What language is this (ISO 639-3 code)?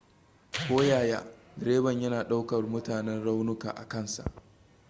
hau